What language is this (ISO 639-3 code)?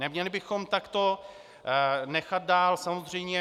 ces